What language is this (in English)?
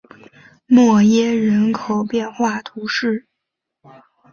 Chinese